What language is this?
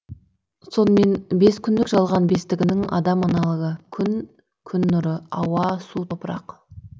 Kazakh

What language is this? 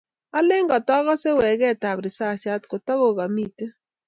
Kalenjin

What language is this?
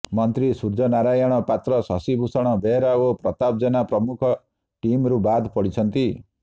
Odia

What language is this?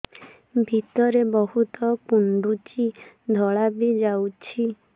Odia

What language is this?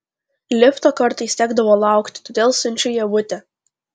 Lithuanian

